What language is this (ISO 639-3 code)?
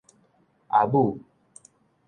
nan